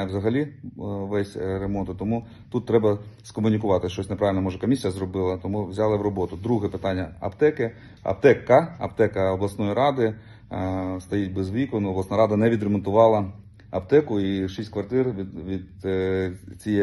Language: Ukrainian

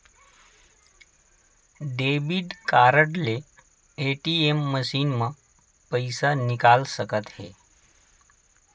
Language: Chhattisgarhi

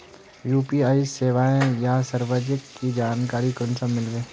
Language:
Magahi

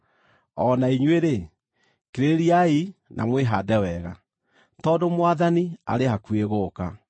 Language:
Kikuyu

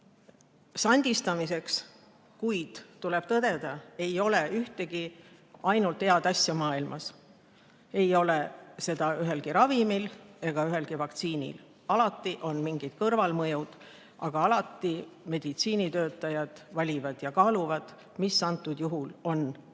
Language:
Estonian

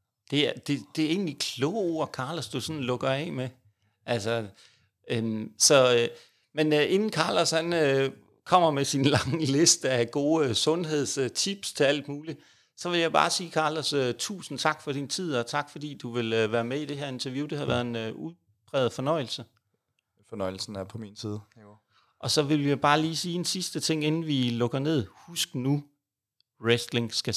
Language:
Danish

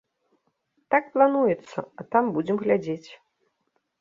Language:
Belarusian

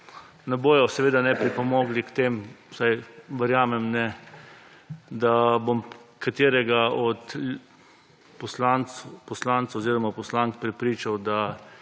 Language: Slovenian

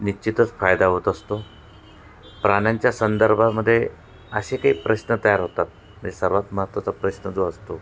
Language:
Marathi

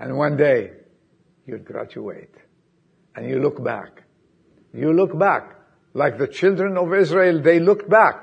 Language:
English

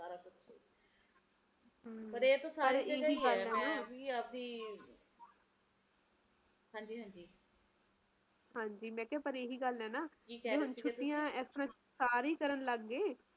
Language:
Punjabi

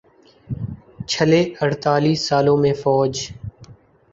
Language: Urdu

